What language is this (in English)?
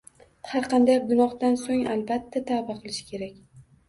Uzbek